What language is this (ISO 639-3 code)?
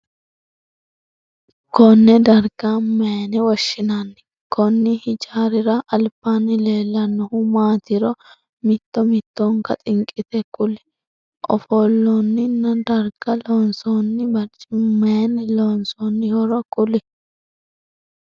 sid